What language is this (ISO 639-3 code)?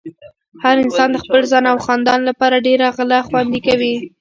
pus